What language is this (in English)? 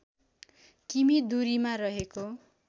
Nepali